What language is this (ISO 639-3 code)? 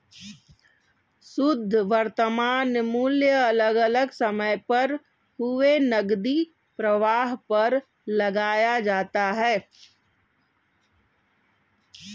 hin